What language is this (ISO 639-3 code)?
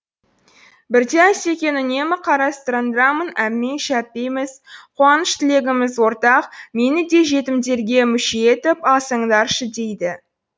kaz